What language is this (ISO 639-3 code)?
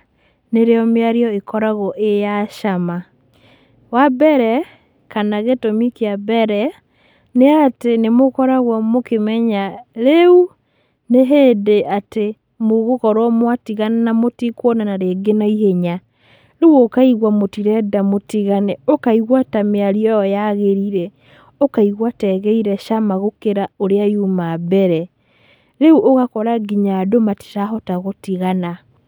kik